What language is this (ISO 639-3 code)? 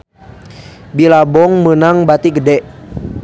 sun